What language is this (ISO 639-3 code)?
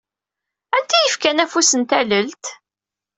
kab